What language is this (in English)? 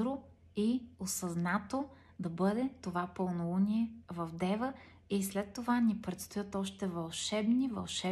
Bulgarian